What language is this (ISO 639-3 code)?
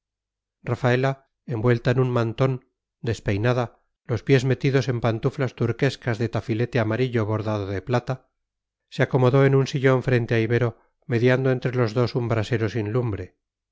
spa